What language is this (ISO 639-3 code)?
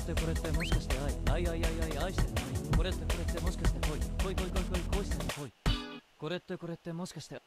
jpn